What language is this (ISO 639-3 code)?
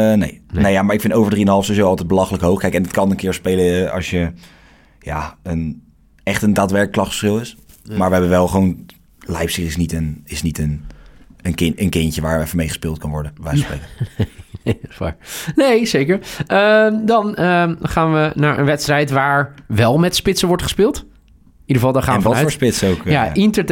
nld